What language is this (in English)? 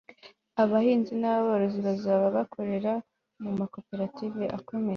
Kinyarwanda